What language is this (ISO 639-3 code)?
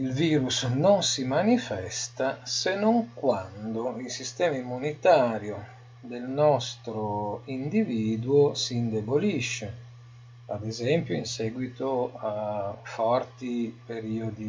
ita